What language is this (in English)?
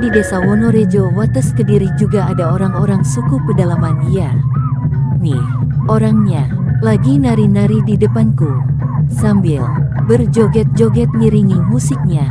Indonesian